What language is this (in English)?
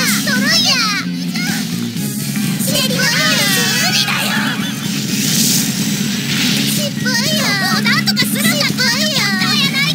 Japanese